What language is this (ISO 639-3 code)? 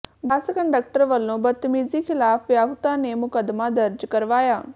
pan